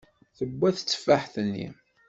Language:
Kabyle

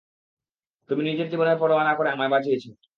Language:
Bangla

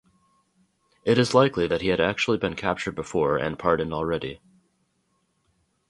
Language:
English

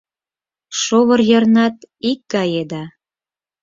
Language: Mari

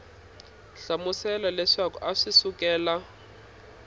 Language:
Tsonga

